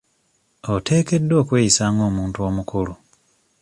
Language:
Ganda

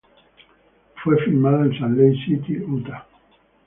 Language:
Spanish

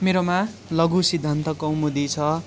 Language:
Nepali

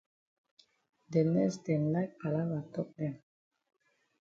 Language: Cameroon Pidgin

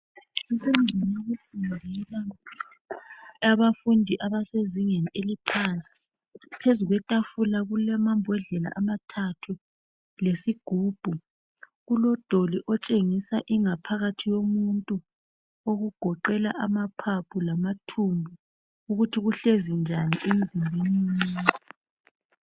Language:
North Ndebele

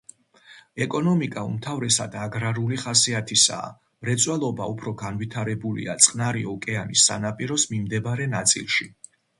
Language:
Georgian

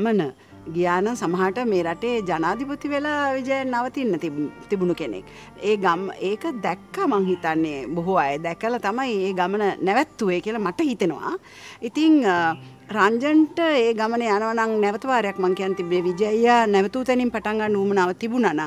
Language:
Hindi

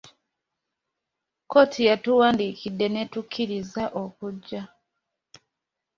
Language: Ganda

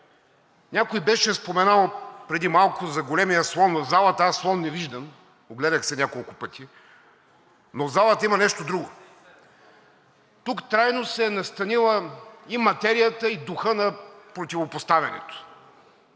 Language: Bulgarian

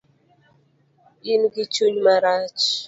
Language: Luo (Kenya and Tanzania)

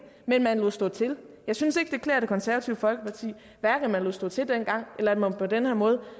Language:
Danish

